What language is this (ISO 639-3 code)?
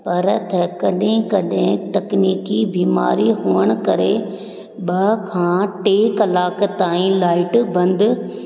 snd